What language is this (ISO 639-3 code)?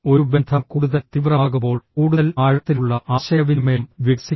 mal